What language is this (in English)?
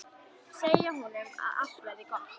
Icelandic